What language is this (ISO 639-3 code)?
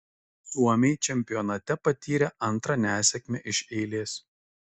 lit